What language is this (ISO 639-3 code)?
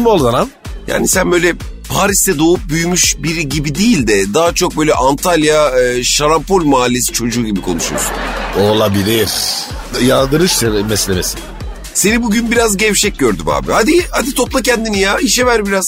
tur